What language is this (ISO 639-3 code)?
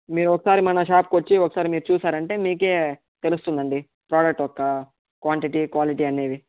tel